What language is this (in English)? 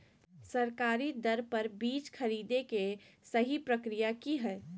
Magahi